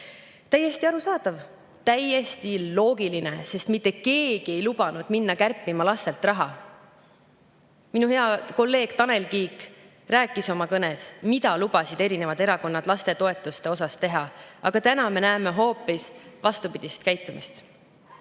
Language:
Estonian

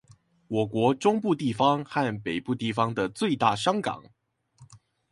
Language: Chinese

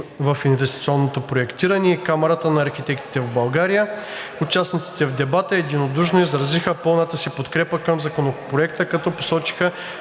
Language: Bulgarian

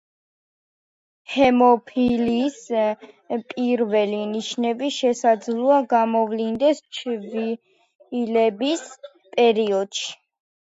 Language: Georgian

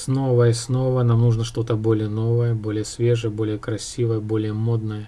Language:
Russian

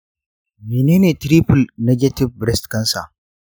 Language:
Hausa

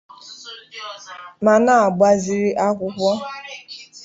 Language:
Igbo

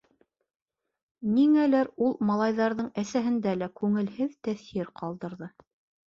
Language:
Bashkir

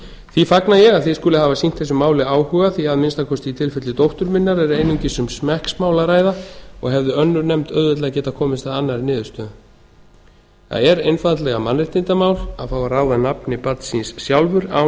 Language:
Icelandic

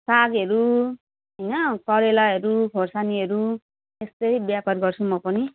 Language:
Nepali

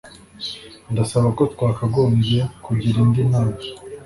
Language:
Kinyarwanda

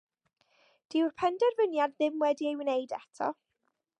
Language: Welsh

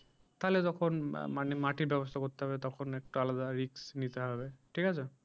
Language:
Bangla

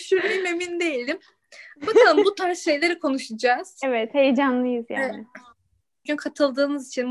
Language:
Turkish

